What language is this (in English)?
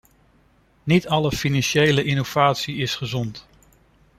Dutch